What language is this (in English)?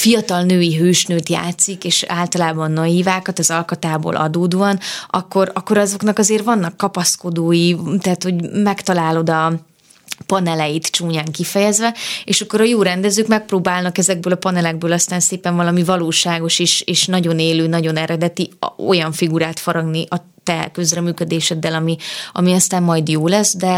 Hungarian